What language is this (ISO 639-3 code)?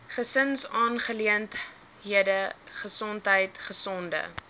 afr